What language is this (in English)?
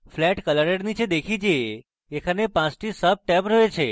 Bangla